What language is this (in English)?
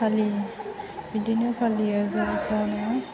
Bodo